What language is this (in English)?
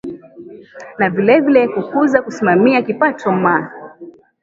Swahili